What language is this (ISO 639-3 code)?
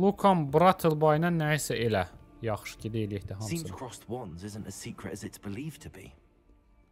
tur